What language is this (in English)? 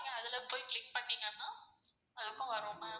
Tamil